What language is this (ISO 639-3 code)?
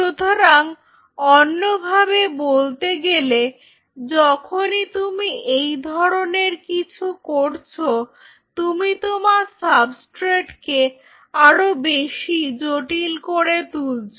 ben